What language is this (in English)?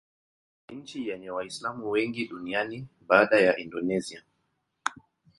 Swahili